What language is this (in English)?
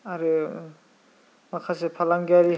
Bodo